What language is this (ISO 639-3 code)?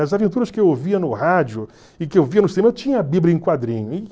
por